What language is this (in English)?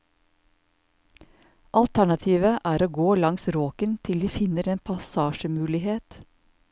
Norwegian